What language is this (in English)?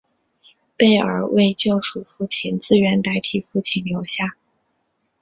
Chinese